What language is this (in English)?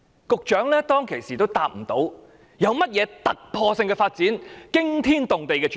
Cantonese